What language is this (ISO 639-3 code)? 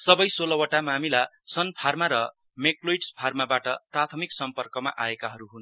nep